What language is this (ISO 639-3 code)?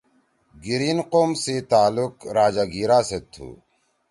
trw